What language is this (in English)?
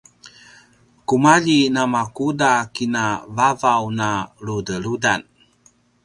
Paiwan